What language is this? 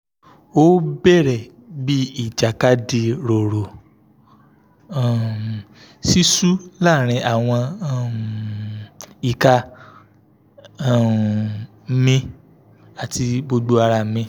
Yoruba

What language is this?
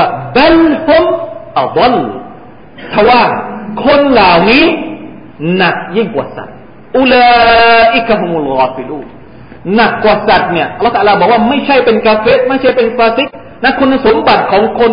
Thai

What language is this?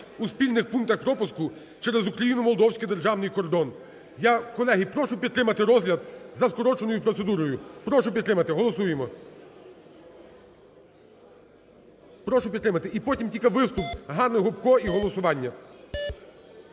Ukrainian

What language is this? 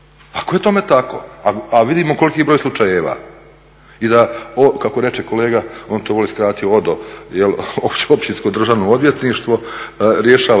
Croatian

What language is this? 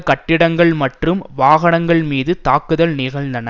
Tamil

